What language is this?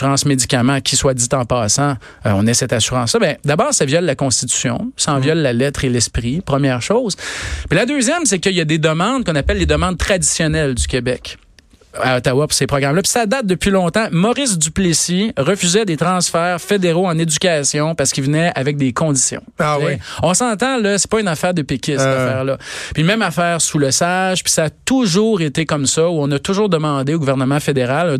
French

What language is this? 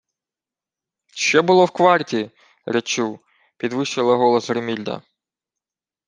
Ukrainian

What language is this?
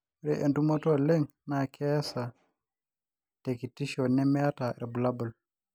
Masai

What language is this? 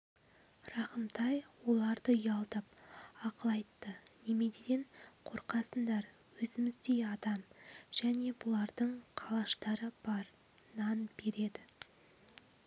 Kazakh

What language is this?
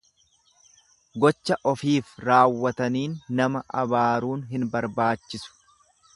Oromo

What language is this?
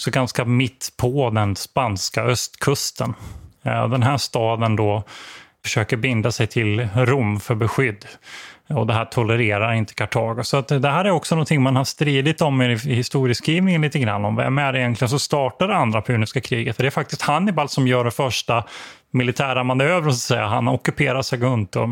Swedish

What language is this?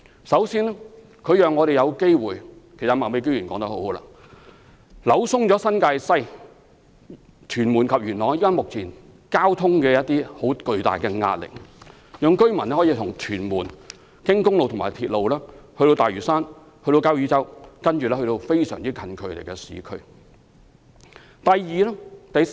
Cantonese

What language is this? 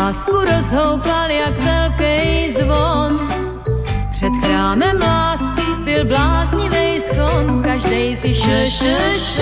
Slovak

